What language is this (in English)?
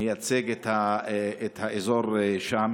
Hebrew